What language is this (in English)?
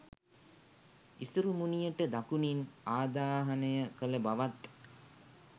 Sinhala